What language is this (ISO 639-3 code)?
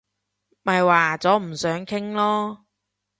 yue